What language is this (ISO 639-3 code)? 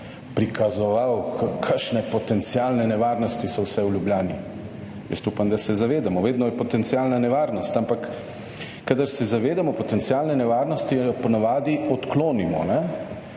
slv